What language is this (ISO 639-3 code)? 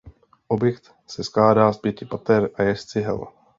ces